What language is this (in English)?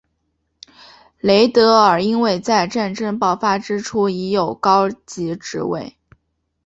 Chinese